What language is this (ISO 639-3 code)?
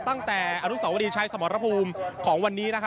tha